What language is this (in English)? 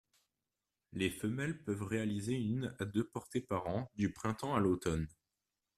French